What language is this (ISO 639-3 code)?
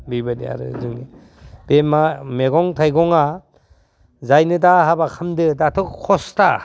brx